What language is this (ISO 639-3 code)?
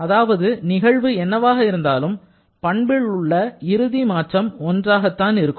tam